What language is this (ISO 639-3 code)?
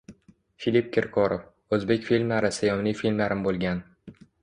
uzb